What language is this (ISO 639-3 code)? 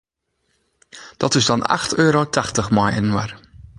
fry